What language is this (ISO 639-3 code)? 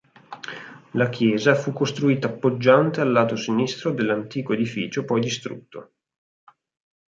ita